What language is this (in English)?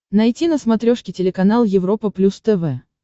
Russian